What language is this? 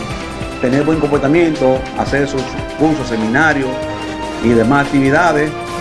Spanish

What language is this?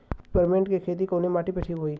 Bhojpuri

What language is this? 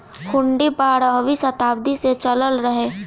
Bhojpuri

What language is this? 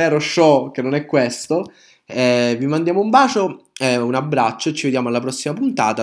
Italian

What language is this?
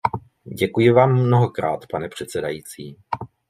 Czech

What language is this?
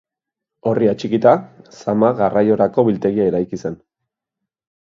Basque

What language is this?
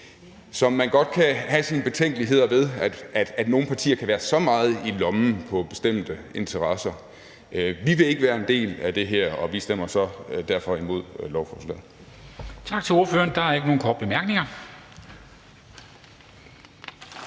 Danish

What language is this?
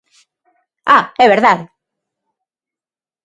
Galician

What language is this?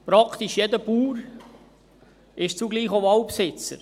Swiss German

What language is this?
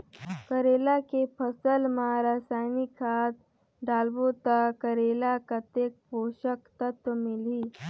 Chhattisgarhi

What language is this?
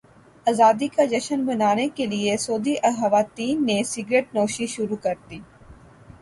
Urdu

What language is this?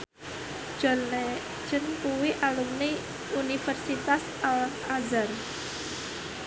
Javanese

